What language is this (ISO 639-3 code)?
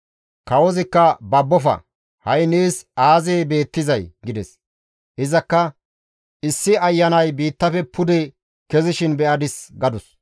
gmv